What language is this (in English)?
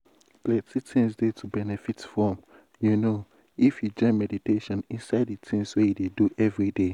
Nigerian Pidgin